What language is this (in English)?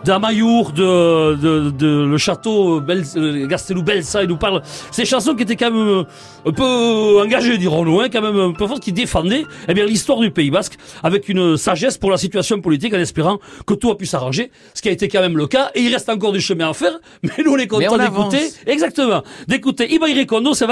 French